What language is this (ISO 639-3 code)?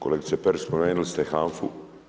hrv